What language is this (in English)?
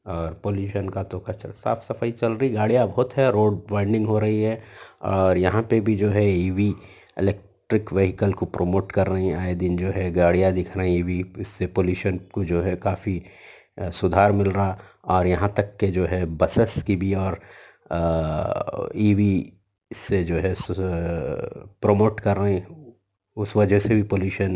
Urdu